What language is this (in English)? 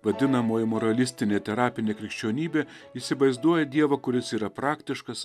Lithuanian